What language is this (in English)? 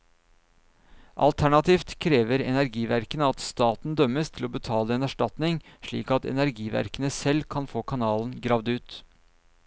Norwegian